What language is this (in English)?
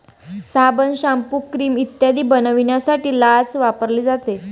Marathi